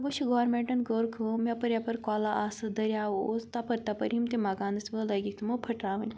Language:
Kashmiri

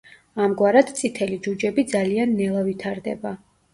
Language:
Georgian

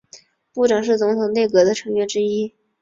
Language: Chinese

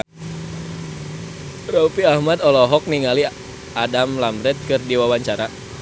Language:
Sundanese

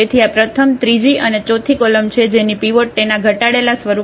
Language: Gujarati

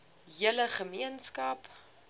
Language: Afrikaans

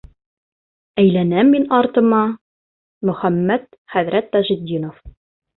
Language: Bashkir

